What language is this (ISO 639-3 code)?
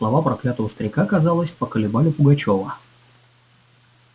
rus